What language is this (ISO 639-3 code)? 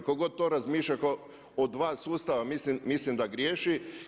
hrv